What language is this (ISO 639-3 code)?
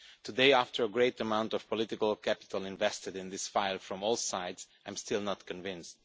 eng